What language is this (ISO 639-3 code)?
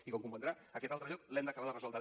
cat